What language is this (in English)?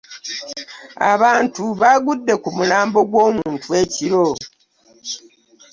Ganda